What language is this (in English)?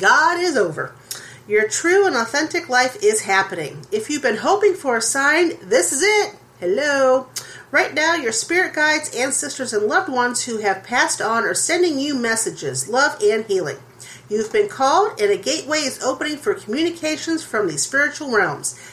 English